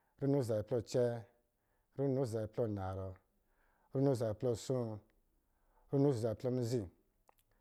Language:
Lijili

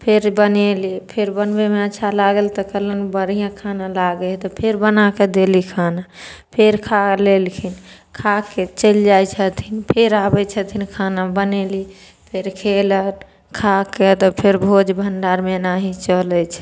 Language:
Maithili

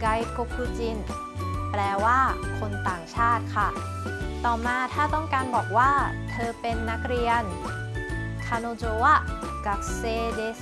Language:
Thai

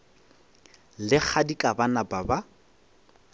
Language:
Northern Sotho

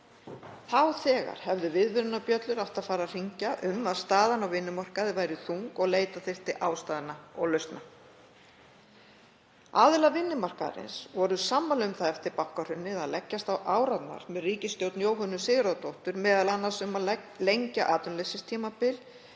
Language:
Icelandic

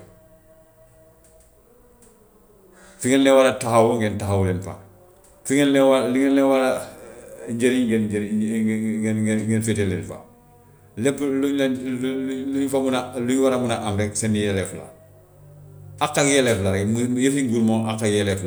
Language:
Gambian Wolof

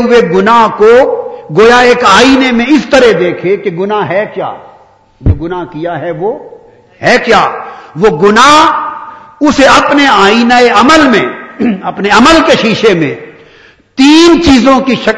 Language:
Urdu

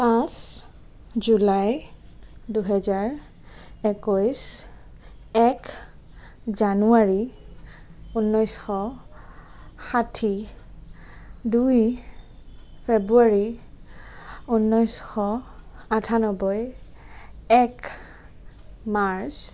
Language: Assamese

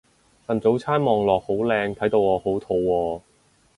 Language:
Cantonese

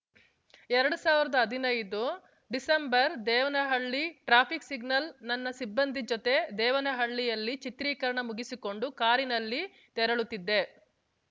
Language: Kannada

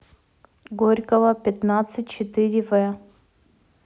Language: Russian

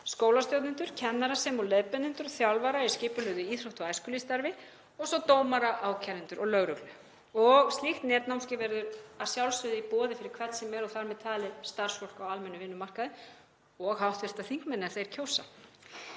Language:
Icelandic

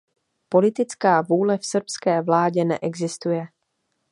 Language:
Czech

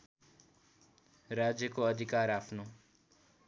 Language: Nepali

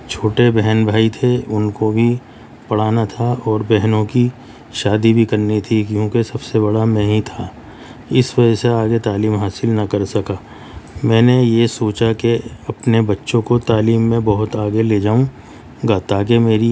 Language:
Urdu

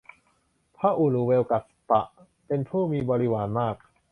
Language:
Thai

